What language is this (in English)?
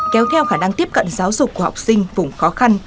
Vietnamese